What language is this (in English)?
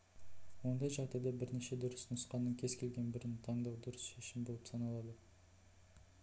Kazakh